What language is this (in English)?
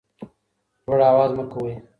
Pashto